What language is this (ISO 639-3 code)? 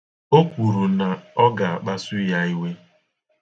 ibo